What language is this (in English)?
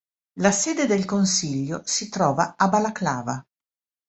Italian